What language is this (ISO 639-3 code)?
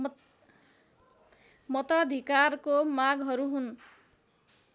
nep